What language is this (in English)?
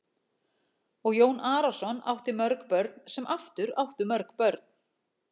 Icelandic